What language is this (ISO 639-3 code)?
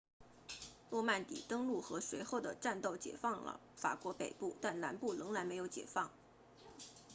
zho